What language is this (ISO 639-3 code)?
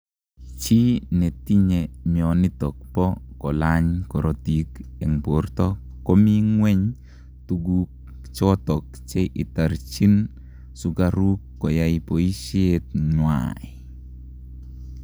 kln